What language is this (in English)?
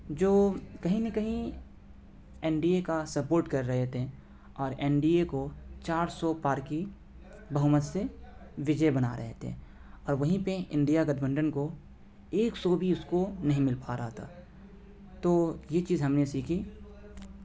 Urdu